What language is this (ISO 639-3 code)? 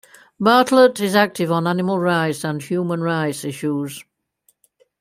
eng